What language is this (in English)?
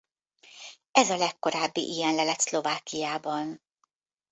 Hungarian